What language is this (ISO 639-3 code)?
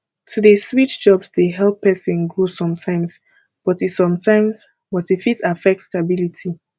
pcm